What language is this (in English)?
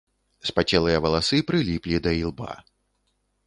Belarusian